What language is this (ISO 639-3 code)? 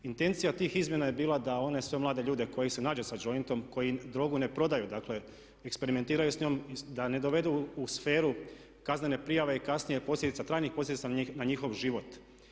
hrv